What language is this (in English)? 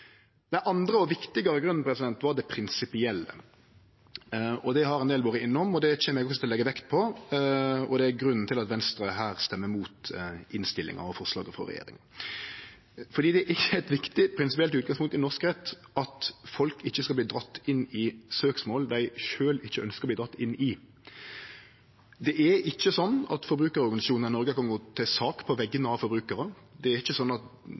Norwegian Nynorsk